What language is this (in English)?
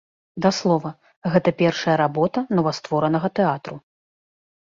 Belarusian